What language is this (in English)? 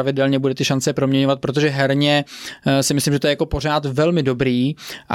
Czech